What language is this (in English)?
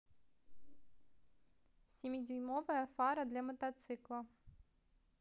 Russian